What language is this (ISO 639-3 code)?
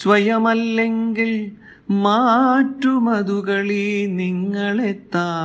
mal